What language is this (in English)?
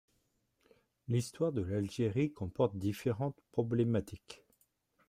French